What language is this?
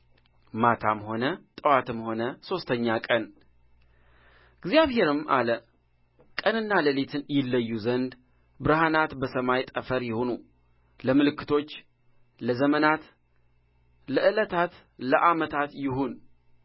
Amharic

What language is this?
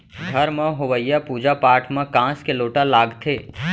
Chhattisgarhi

